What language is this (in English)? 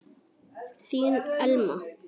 Icelandic